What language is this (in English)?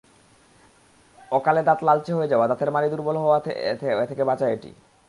Bangla